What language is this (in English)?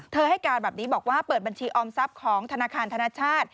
Thai